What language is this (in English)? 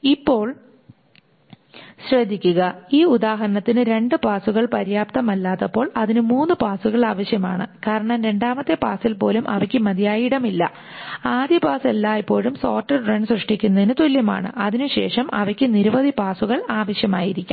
Malayalam